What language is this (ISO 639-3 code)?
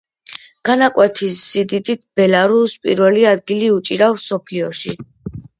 kat